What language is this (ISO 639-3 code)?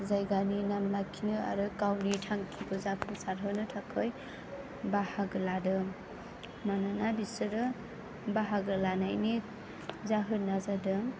brx